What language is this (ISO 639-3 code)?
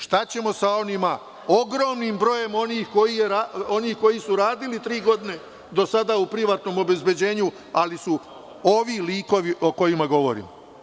srp